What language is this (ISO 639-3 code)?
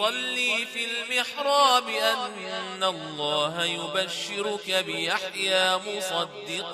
ara